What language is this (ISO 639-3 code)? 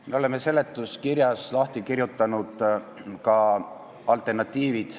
est